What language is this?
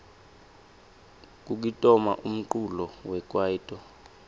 Swati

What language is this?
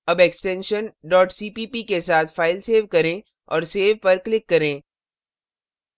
Hindi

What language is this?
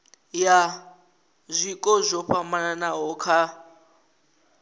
Venda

